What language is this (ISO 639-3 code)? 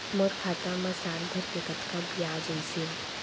hne